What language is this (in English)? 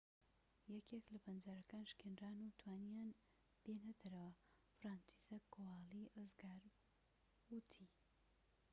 Central Kurdish